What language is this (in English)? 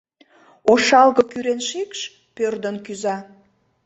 Mari